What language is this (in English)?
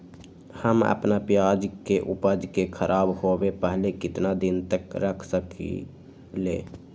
Magahi